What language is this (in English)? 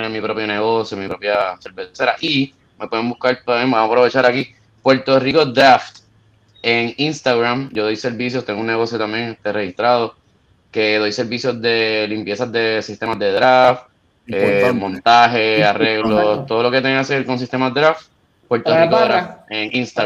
Spanish